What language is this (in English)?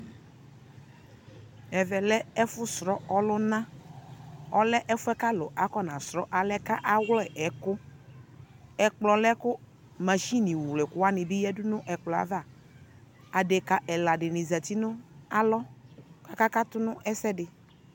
Ikposo